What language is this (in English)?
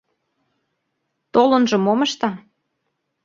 Mari